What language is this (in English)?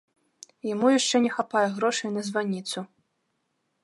Belarusian